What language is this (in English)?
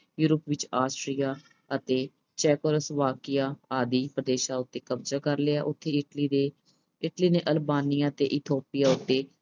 Punjabi